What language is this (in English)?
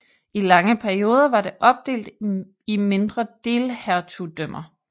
Danish